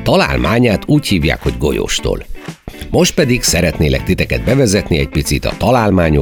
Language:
Hungarian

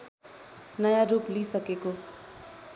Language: Nepali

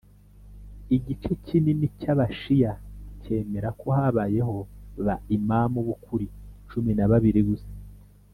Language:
Kinyarwanda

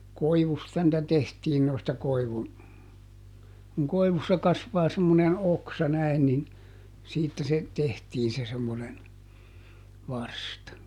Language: Finnish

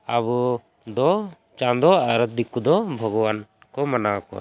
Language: Santali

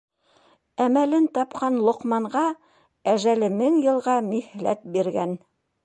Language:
Bashkir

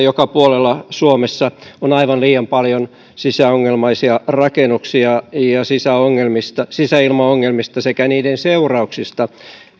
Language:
Finnish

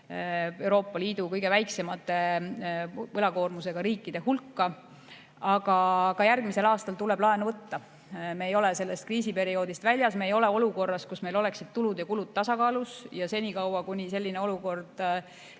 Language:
Estonian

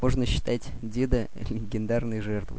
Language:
Russian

